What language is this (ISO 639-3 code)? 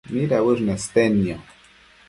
mcf